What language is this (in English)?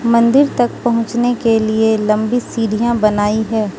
Hindi